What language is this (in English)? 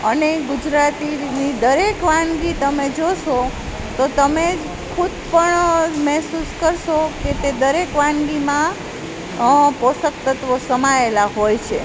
Gujarati